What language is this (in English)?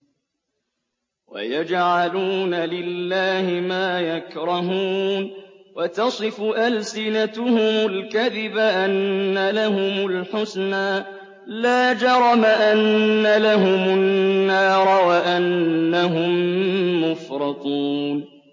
Arabic